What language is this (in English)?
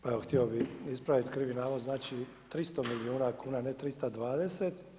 Croatian